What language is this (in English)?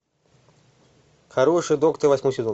Russian